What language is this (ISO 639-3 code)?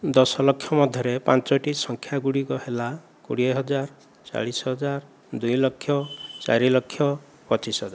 ori